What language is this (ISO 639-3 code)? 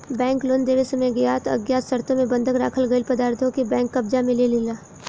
bho